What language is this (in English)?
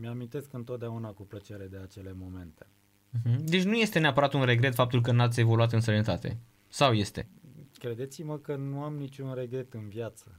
Romanian